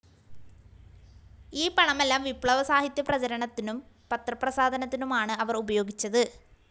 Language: Malayalam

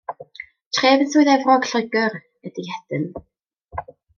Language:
Welsh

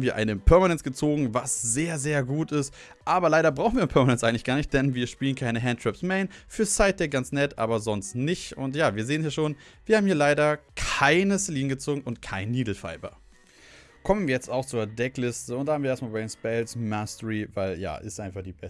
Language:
German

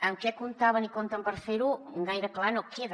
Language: Catalan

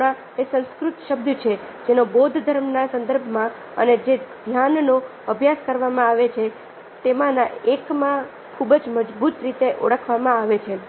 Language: Gujarati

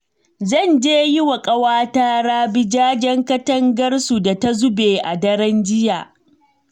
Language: Hausa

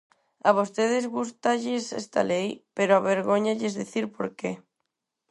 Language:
Galician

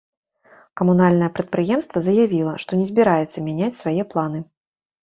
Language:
Belarusian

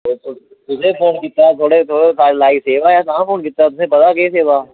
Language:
Dogri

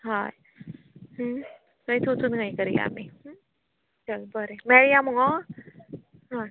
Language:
Konkani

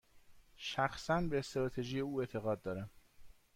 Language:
Persian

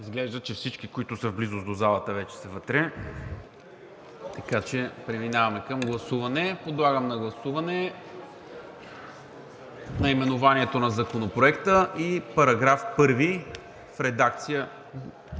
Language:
Bulgarian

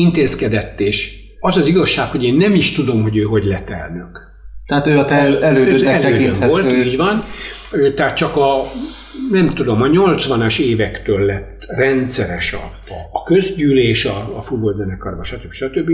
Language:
Hungarian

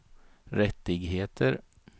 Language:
Swedish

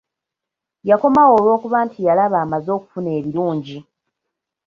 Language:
Ganda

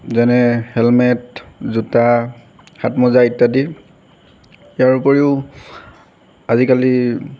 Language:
Assamese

